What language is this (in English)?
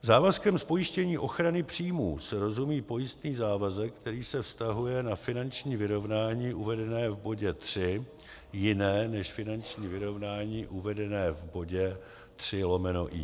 Czech